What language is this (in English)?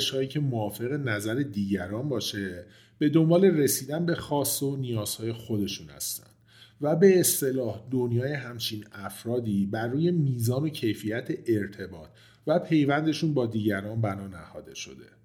Persian